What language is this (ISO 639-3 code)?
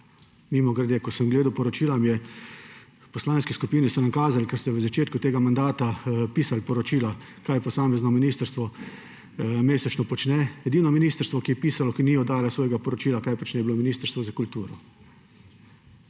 slv